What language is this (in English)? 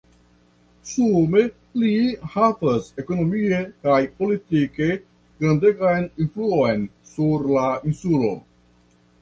Esperanto